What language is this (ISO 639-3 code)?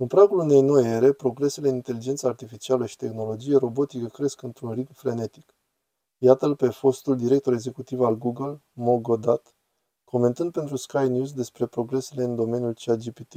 ron